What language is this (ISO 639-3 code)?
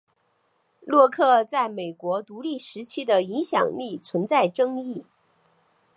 zho